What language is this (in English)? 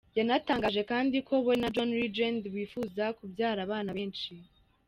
Kinyarwanda